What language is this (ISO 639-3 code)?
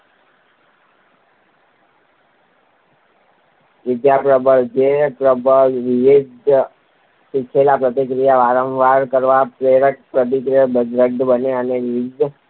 guj